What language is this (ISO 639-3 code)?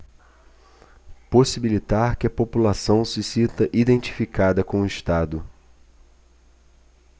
por